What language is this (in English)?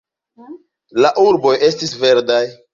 Esperanto